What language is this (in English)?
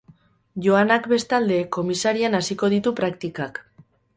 Basque